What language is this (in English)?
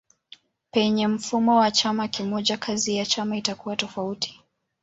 Swahili